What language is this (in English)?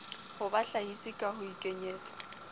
Southern Sotho